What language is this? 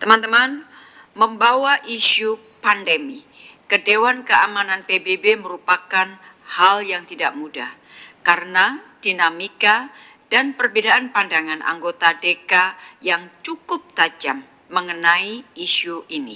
Indonesian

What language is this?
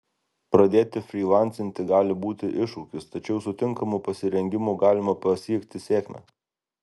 Lithuanian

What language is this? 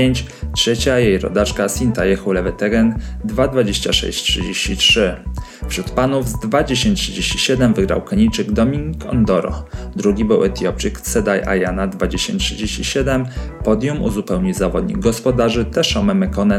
Polish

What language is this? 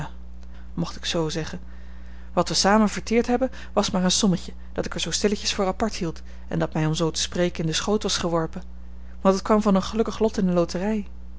Dutch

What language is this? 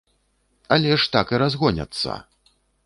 Belarusian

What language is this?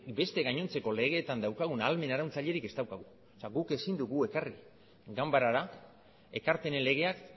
Basque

